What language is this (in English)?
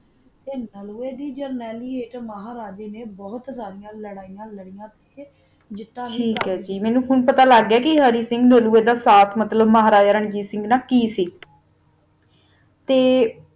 Punjabi